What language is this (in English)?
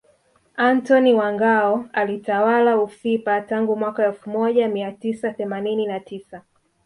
Swahili